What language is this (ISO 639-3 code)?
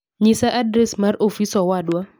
luo